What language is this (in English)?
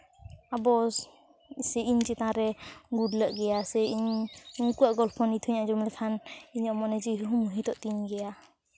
Santali